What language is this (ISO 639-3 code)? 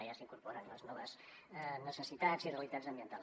cat